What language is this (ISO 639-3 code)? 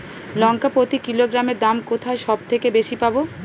ben